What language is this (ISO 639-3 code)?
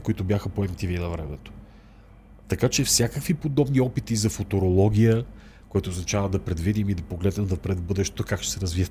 bul